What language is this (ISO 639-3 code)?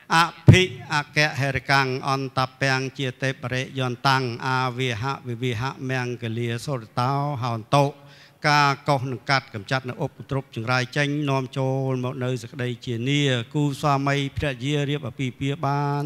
tha